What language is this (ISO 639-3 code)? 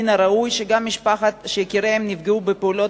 heb